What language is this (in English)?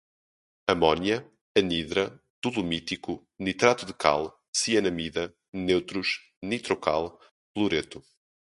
Portuguese